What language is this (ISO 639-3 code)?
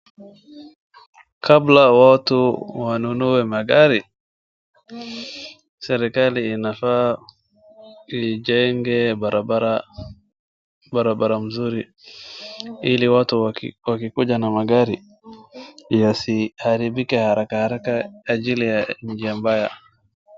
swa